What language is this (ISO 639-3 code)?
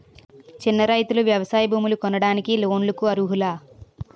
tel